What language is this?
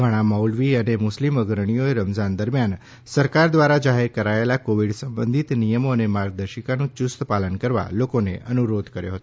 Gujarati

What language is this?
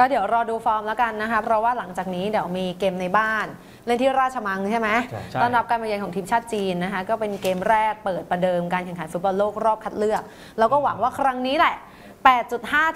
Thai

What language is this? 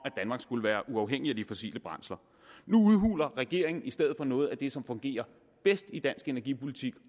Danish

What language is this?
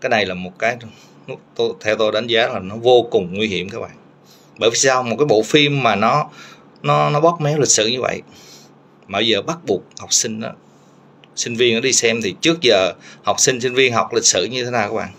Vietnamese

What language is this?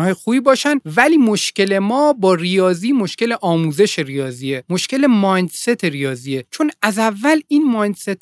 Persian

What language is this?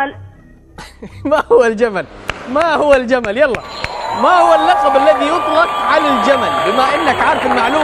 Arabic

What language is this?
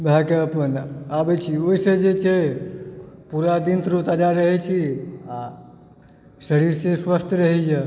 Maithili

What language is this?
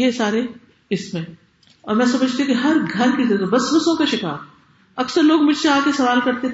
Urdu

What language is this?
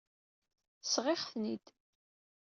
Kabyle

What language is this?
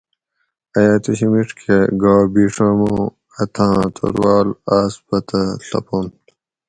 Gawri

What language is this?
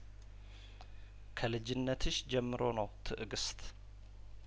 Amharic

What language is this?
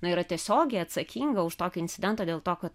Lithuanian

